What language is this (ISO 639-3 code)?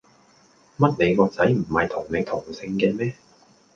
yue